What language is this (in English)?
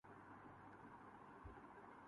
Urdu